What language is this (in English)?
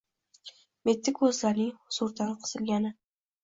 Uzbek